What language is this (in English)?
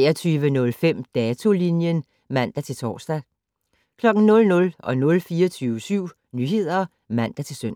Danish